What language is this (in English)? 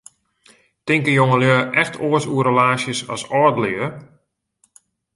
Western Frisian